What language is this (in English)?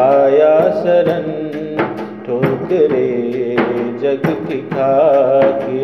Hindi